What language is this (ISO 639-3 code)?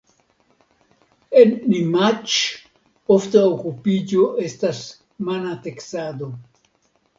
epo